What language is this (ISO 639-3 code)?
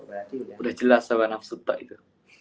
ind